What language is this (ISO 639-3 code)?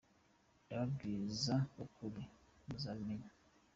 kin